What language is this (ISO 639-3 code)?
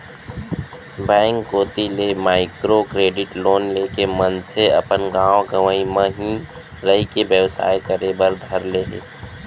hne